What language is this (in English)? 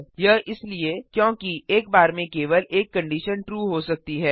Hindi